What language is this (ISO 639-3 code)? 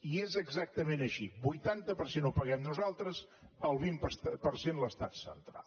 cat